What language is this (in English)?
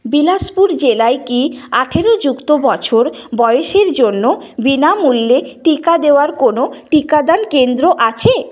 Bangla